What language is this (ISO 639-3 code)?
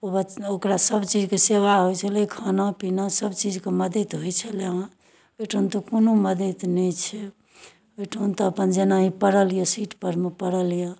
mai